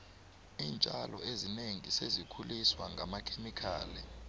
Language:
South Ndebele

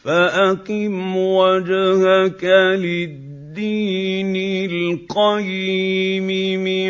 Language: Arabic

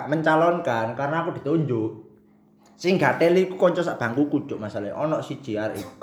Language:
Indonesian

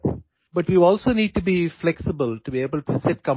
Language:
Assamese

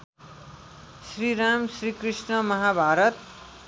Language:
Nepali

